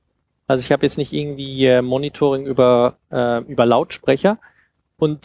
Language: German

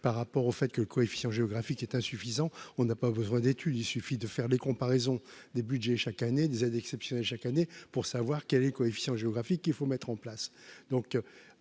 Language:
French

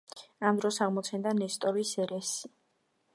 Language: Georgian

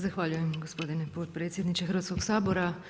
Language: Croatian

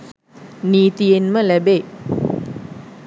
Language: Sinhala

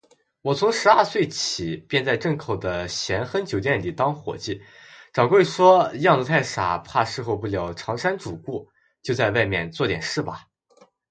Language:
Chinese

